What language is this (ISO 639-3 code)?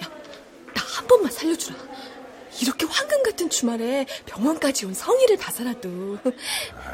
kor